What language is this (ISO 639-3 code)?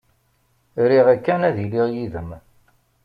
kab